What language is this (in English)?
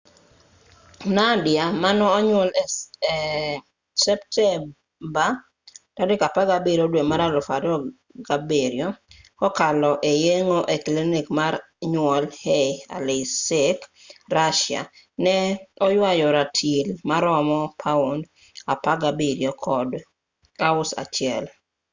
Luo (Kenya and Tanzania)